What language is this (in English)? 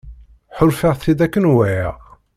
Kabyle